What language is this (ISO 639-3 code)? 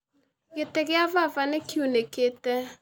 kik